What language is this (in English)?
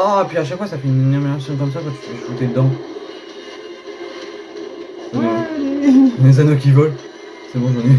French